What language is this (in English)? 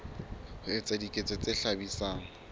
Southern Sotho